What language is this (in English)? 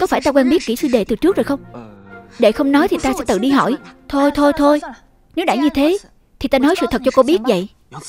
Vietnamese